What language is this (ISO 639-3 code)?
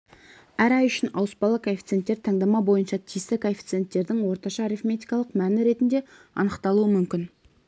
kaz